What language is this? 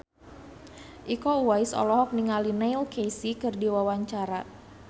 Sundanese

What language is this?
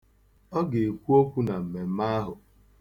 Igbo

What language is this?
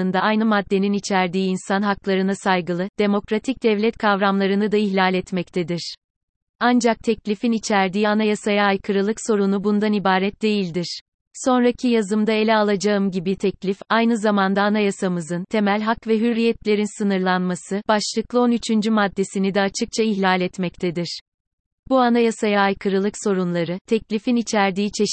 Turkish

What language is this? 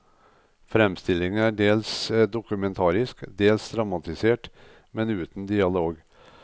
Norwegian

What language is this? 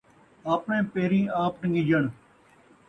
Saraiki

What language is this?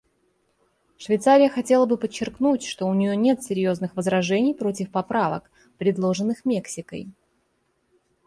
Russian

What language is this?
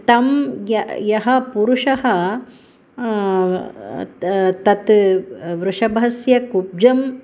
Sanskrit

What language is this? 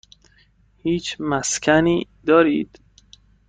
Persian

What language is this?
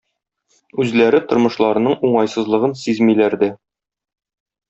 Tatar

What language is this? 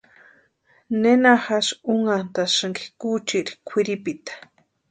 Western Highland Purepecha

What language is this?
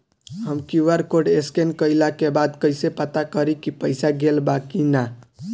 Bhojpuri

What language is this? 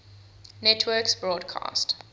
English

